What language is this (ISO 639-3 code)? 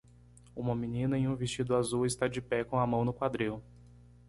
por